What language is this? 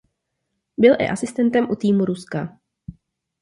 Czech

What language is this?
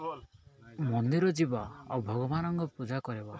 Odia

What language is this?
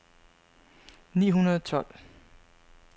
Danish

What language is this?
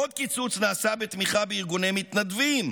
Hebrew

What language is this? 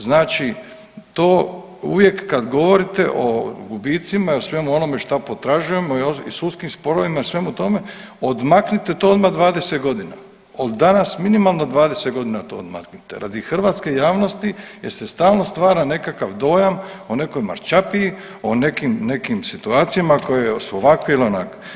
Croatian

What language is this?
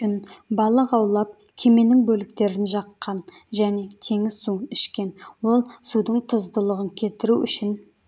Kazakh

